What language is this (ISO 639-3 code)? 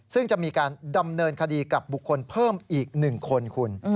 tha